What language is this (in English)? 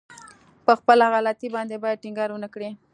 Pashto